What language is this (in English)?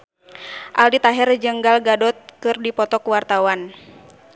Sundanese